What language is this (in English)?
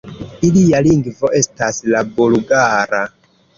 Esperanto